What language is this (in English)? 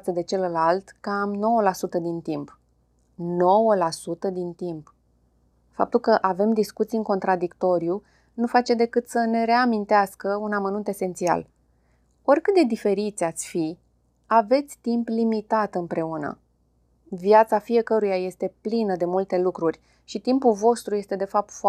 Romanian